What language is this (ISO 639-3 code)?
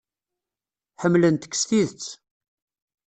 kab